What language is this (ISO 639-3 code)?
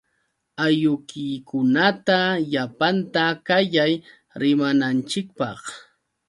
qux